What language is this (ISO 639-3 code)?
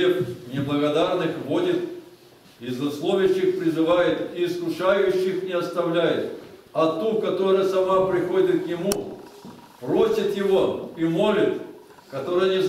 rus